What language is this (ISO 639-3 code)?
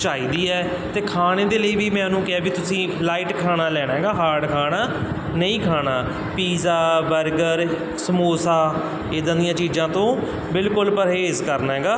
pan